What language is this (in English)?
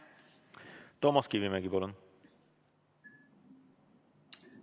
Estonian